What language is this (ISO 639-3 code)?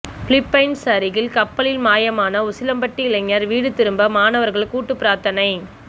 tam